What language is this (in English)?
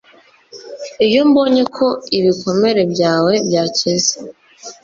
Kinyarwanda